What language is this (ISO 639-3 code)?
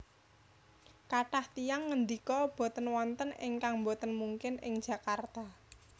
jav